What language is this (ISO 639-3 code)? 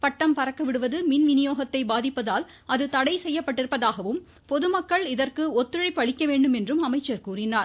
tam